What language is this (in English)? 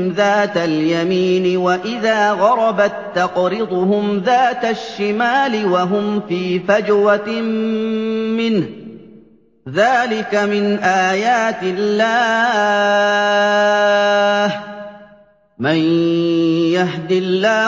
Arabic